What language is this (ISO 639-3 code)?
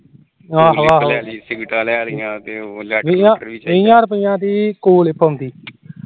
pan